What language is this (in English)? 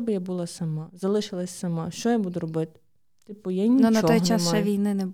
Ukrainian